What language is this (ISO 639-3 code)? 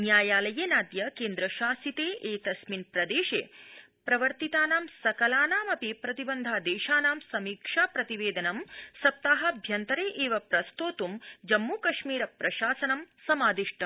san